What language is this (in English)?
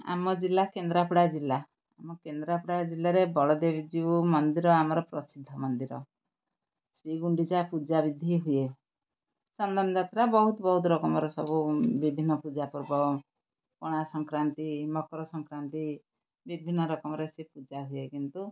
Odia